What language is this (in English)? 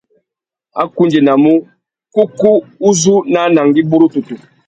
Tuki